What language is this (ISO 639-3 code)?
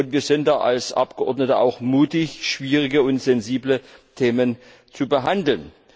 deu